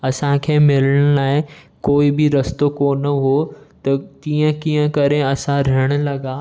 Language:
Sindhi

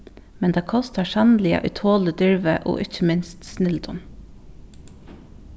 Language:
Faroese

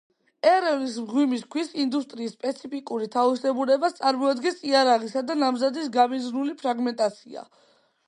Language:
Georgian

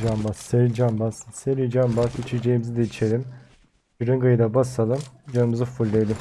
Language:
Turkish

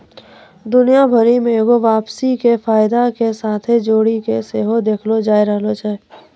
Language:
Maithili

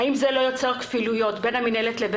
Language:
Hebrew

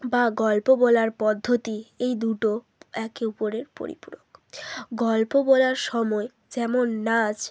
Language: Bangla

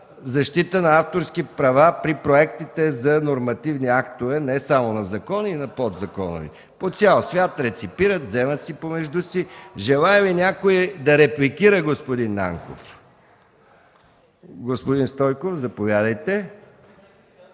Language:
Bulgarian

